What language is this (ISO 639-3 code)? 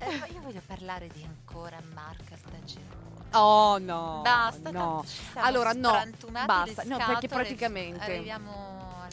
ita